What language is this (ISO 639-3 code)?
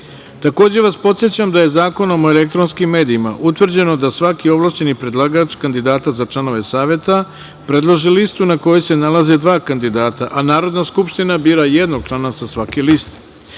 srp